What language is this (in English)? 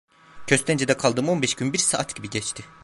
Turkish